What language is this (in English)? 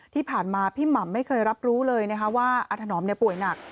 Thai